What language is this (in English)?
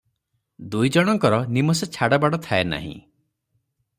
Odia